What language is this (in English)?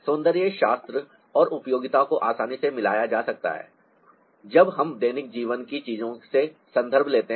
Hindi